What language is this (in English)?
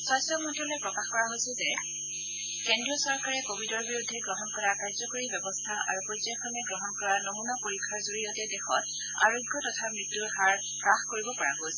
Assamese